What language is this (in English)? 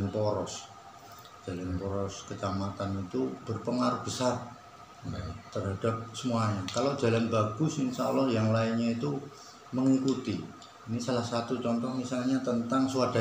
Indonesian